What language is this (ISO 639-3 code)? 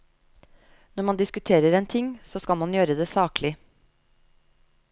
nor